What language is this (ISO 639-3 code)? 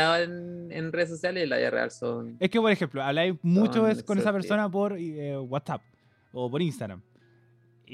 spa